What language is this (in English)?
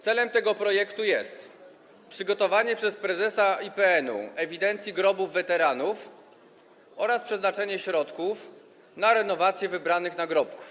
Polish